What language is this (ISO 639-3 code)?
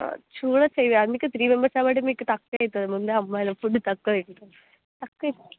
tel